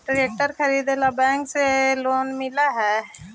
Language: Magahi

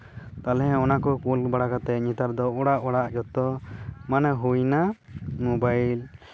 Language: Santali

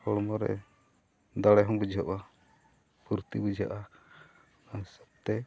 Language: Santali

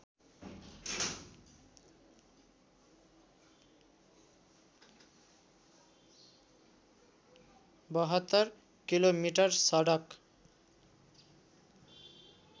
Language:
Nepali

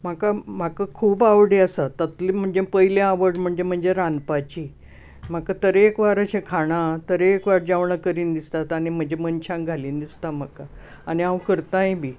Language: Konkani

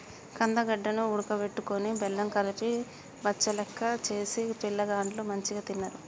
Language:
Telugu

